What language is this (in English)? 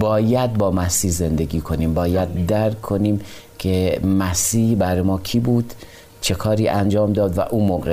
Persian